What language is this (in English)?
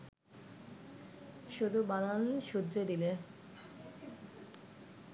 Bangla